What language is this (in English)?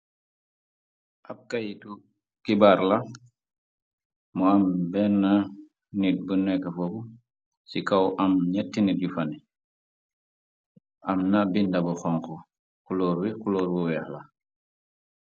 Wolof